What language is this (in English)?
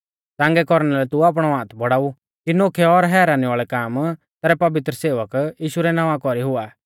Mahasu Pahari